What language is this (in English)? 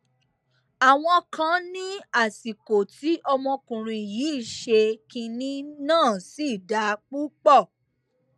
Yoruba